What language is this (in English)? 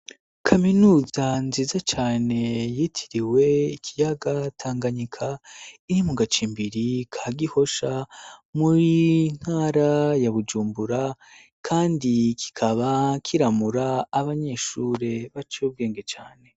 Rundi